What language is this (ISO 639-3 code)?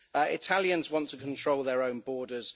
eng